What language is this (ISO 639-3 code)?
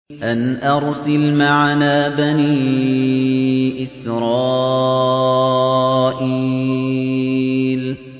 ara